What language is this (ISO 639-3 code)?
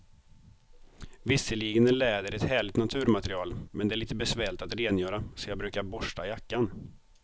swe